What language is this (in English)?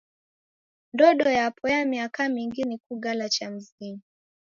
Taita